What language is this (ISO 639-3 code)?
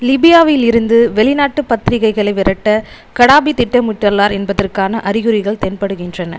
tam